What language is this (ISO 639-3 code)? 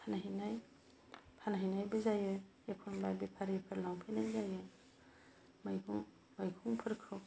brx